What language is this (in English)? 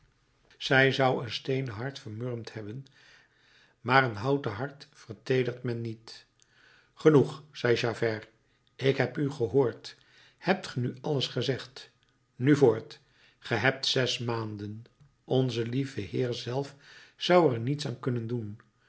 Dutch